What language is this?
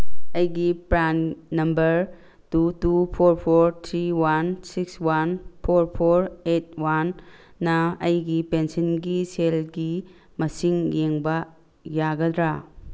Manipuri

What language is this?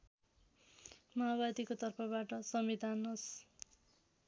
Nepali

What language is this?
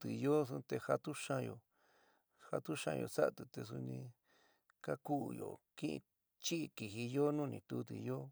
San Miguel El Grande Mixtec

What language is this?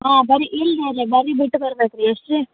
Kannada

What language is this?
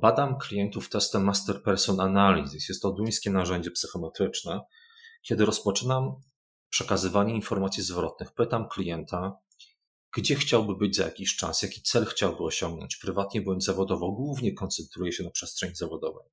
Polish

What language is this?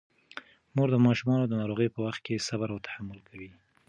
Pashto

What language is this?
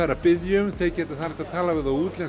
Icelandic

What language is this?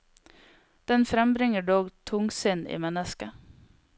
Norwegian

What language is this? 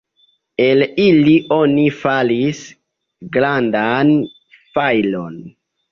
Esperanto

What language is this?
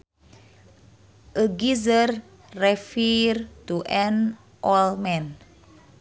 Sundanese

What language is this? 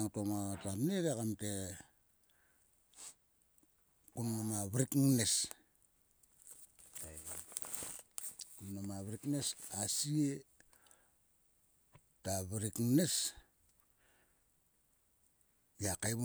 Sulka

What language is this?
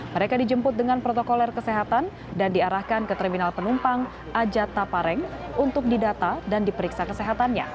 Indonesian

